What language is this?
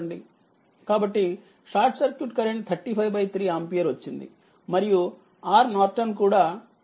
Telugu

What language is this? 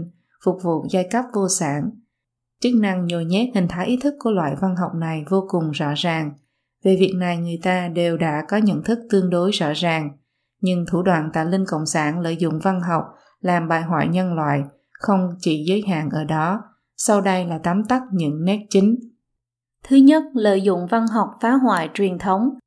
Vietnamese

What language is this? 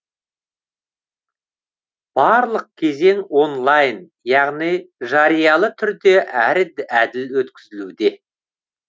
Kazakh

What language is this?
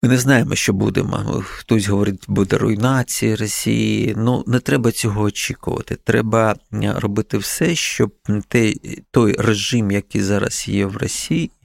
Ukrainian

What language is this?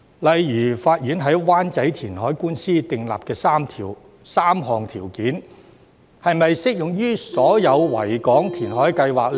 Cantonese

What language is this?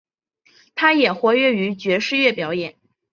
Chinese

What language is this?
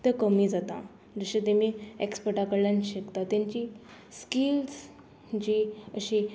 Konkani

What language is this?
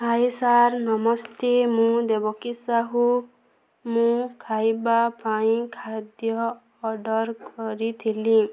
Odia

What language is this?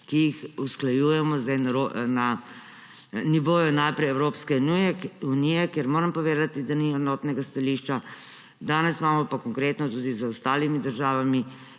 Slovenian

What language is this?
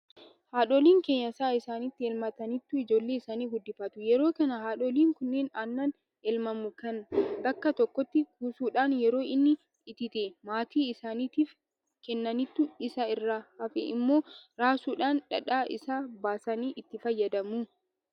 Oromo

